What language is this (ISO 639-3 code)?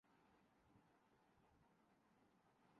urd